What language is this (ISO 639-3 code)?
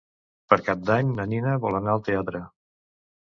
cat